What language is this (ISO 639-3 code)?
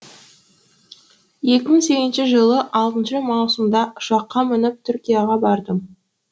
kaz